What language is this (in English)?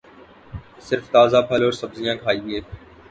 Urdu